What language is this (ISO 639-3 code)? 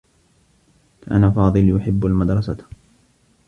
ara